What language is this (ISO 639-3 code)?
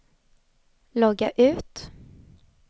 swe